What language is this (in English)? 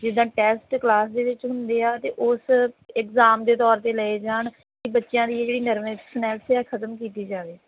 Punjabi